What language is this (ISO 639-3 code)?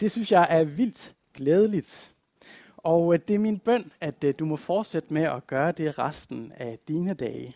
dan